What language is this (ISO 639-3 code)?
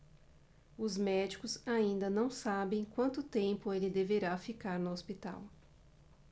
por